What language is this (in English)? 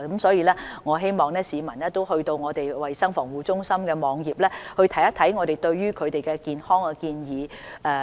Cantonese